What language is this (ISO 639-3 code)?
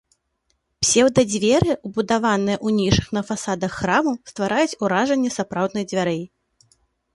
bel